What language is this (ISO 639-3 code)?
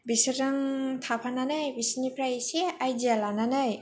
brx